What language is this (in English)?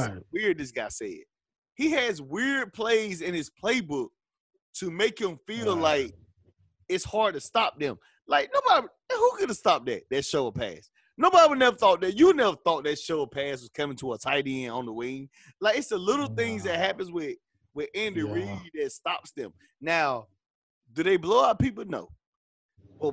English